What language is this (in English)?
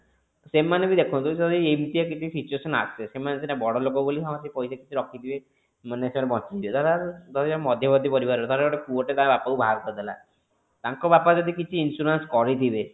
Odia